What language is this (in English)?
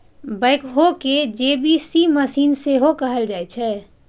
Maithili